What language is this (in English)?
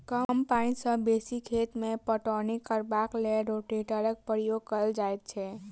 Maithili